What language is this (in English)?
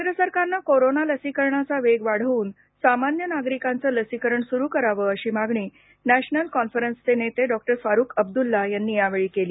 Marathi